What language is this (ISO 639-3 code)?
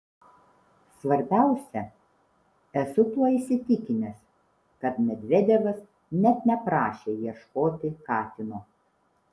lit